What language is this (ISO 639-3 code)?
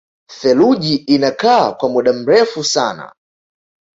swa